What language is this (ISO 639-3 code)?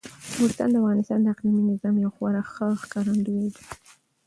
pus